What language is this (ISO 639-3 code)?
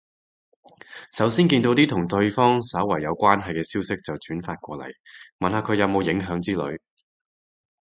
yue